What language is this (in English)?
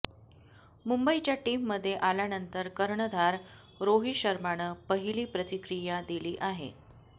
Marathi